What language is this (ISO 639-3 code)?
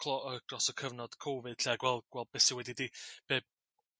cym